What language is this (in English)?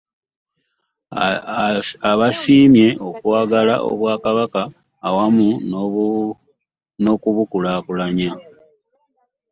Ganda